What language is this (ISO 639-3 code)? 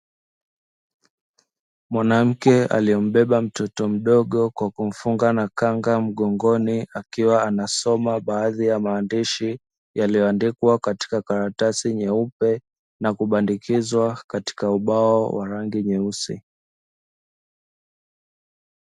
swa